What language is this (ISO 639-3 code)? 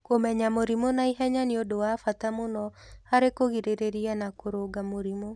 kik